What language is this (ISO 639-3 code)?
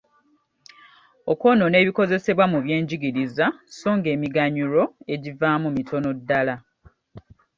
lug